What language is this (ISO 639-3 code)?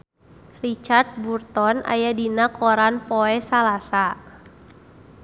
sun